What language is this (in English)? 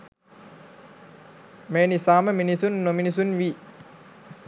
Sinhala